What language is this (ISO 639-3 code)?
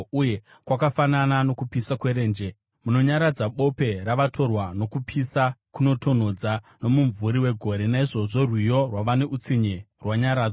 sna